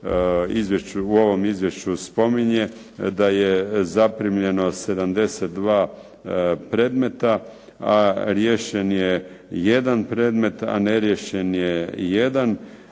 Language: Croatian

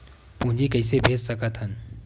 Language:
Chhattisgarhi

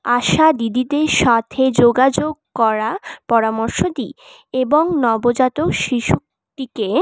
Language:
Bangla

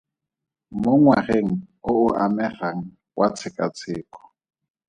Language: Tswana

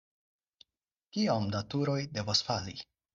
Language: Esperanto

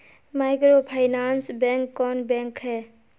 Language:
Magahi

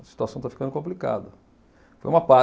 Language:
Portuguese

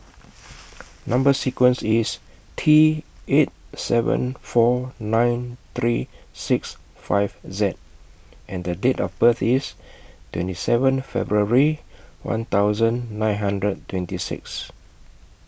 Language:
English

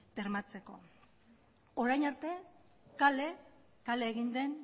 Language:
Basque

